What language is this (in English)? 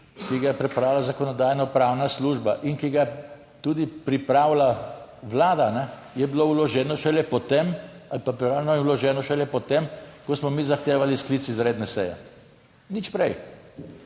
Slovenian